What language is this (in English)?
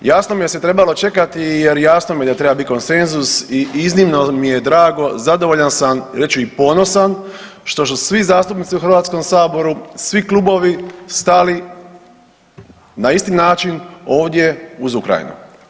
Croatian